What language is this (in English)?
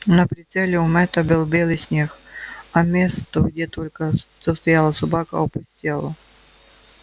Russian